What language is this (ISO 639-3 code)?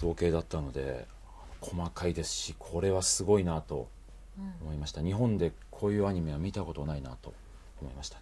jpn